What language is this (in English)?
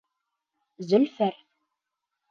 Bashkir